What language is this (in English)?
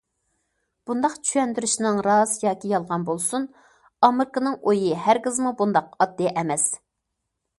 Uyghur